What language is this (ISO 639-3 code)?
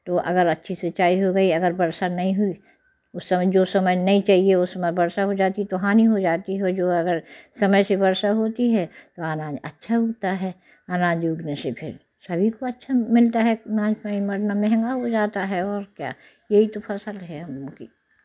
hin